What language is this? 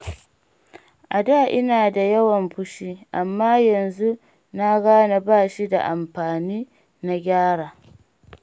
Hausa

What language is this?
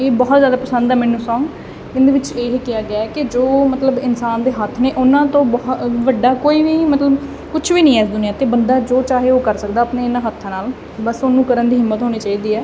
Punjabi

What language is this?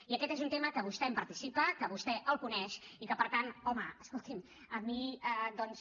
Catalan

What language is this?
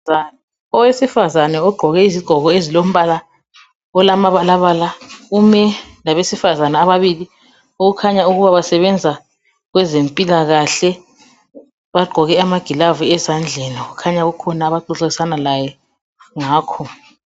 North Ndebele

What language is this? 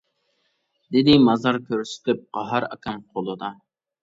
Uyghur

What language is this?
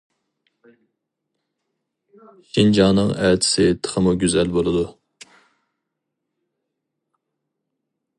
Uyghur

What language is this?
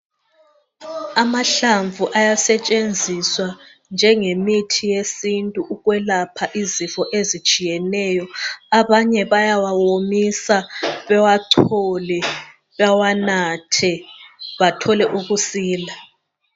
North Ndebele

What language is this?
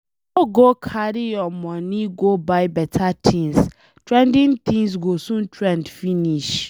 Nigerian Pidgin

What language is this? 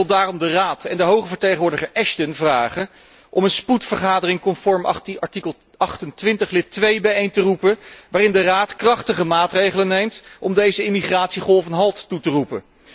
Dutch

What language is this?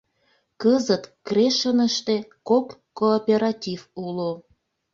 Mari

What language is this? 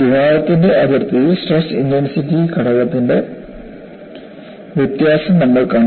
Malayalam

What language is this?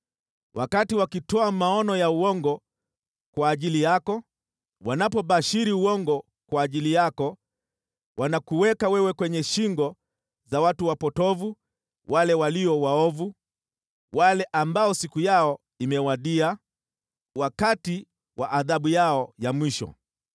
Swahili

